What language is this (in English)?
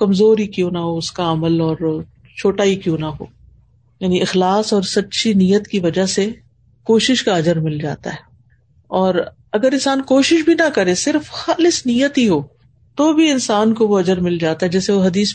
Urdu